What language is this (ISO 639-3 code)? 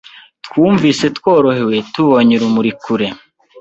kin